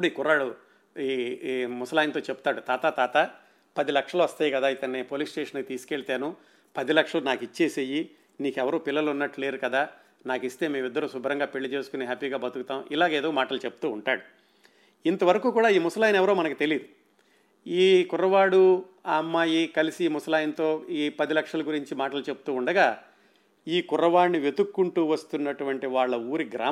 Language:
Telugu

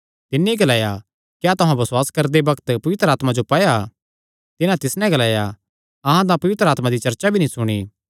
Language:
Kangri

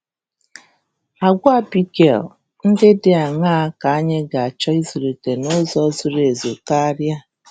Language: Igbo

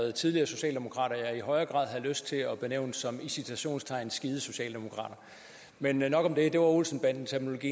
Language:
Danish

